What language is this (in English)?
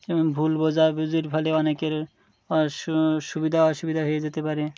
Bangla